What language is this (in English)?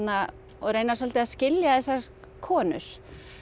Icelandic